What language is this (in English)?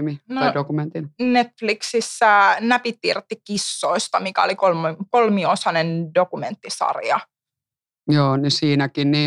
Finnish